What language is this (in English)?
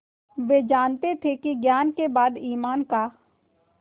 Hindi